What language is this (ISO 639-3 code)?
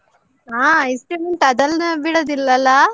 kan